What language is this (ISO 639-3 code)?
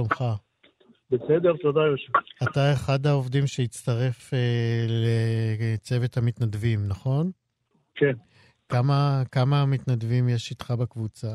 heb